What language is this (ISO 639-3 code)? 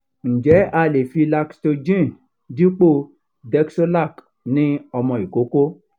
yor